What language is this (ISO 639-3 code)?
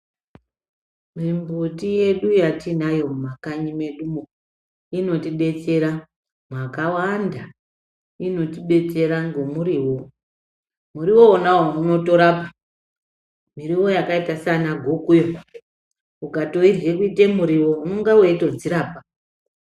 ndc